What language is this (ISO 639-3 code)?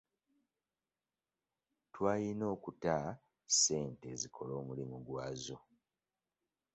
lug